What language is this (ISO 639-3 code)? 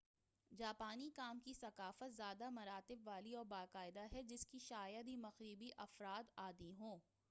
urd